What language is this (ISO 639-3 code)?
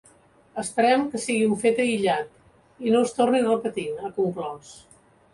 cat